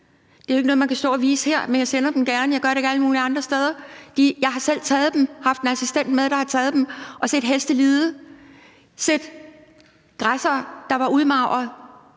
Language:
Danish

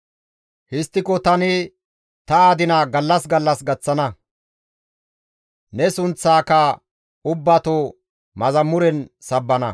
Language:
Gamo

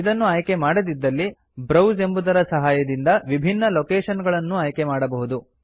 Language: Kannada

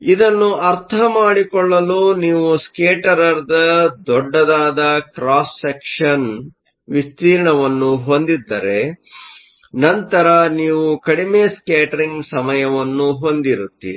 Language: Kannada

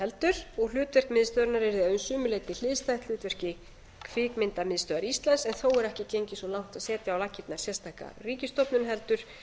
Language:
Icelandic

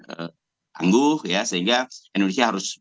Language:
Indonesian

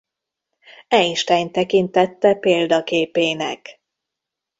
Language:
Hungarian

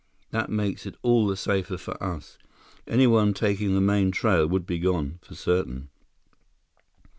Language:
English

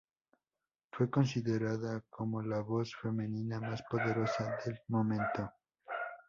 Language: Spanish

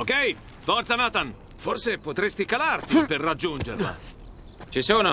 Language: Italian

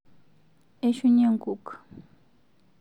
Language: Masai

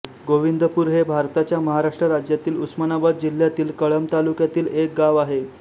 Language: Marathi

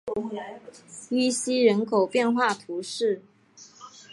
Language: Chinese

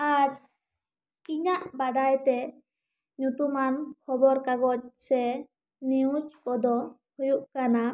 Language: Santali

